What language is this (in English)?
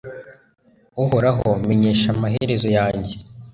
Kinyarwanda